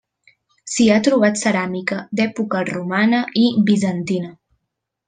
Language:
Catalan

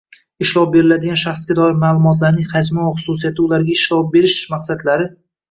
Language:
Uzbek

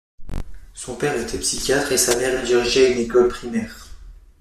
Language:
French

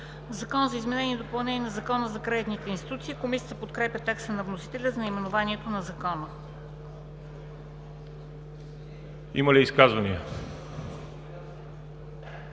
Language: Bulgarian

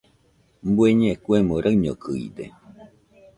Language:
Nüpode Huitoto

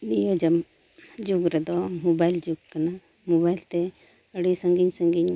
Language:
Santali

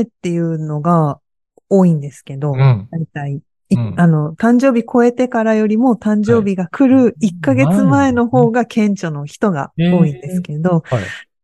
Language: Japanese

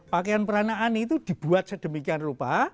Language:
Indonesian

